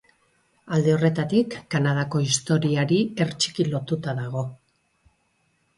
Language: Basque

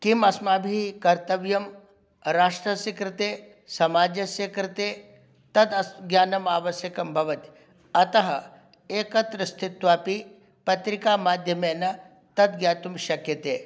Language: Sanskrit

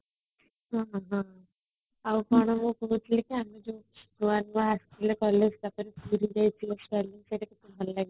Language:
Odia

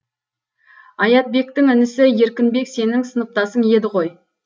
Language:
Kazakh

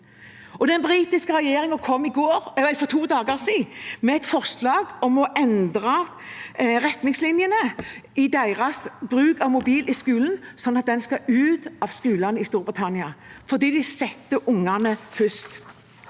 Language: Norwegian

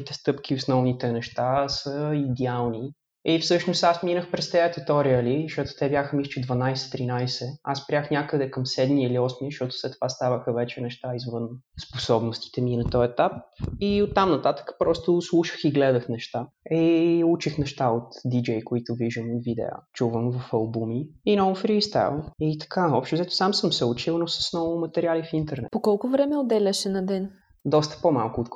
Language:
Bulgarian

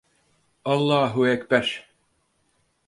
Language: Turkish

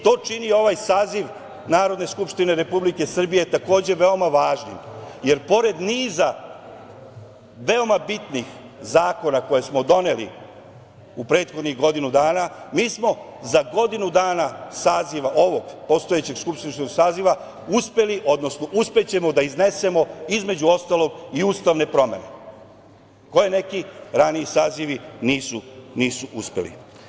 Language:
Serbian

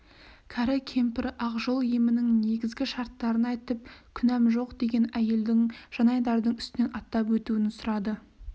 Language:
Kazakh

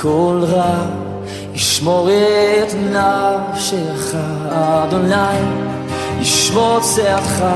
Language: Slovak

